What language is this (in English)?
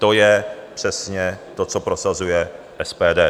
Czech